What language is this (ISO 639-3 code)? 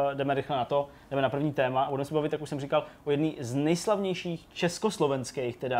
ces